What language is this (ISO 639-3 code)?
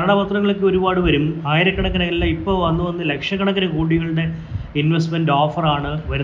mal